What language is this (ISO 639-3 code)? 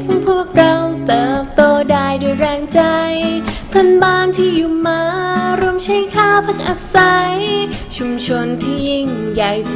tha